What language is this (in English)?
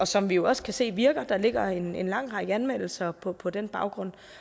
Danish